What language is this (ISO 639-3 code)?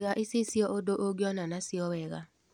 kik